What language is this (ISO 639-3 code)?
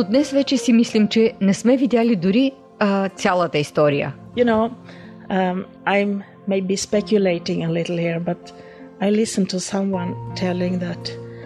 bul